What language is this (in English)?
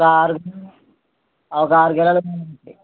Telugu